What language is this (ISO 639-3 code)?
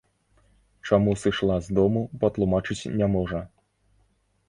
bel